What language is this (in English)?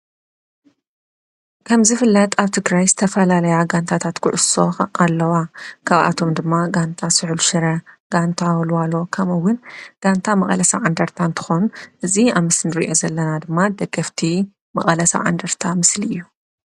Tigrinya